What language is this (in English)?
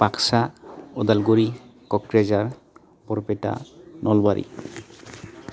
Bodo